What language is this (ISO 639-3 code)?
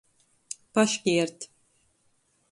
ltg